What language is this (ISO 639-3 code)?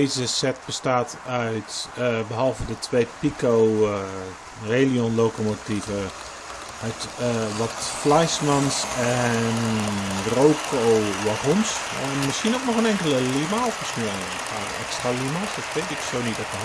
nld